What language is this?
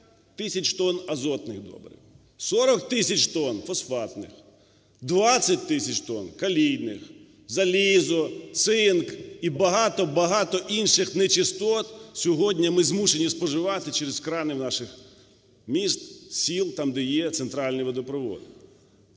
Ukrainian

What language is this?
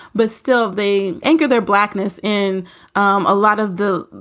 English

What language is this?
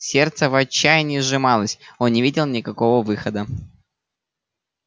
Russian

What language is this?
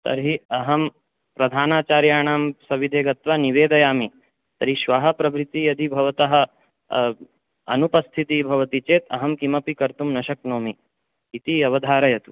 Sanskrit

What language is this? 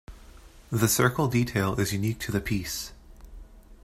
English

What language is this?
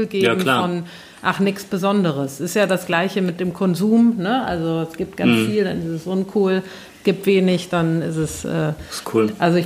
German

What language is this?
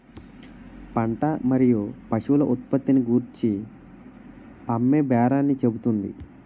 Telugu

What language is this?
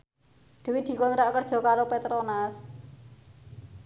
Javanese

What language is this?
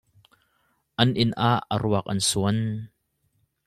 Hakha Chin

